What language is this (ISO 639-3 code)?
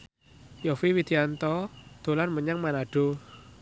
jav